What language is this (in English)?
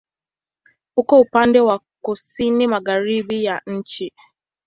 Swahili